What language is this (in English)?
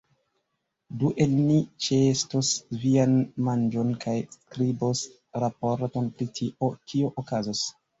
Esperanto